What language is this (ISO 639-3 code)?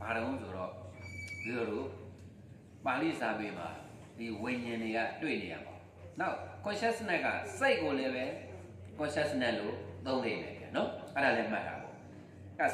vie